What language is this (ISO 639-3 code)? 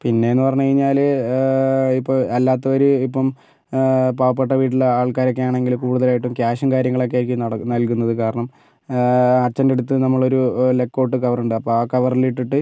mal